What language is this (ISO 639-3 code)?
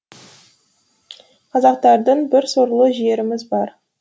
kaz